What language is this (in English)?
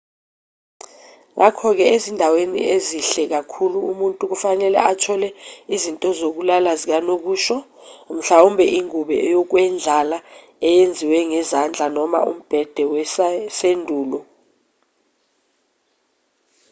Zulu